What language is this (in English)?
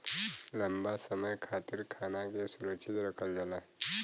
Bhojpuri